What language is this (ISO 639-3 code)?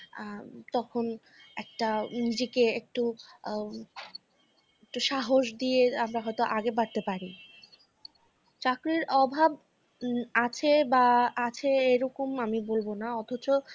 ben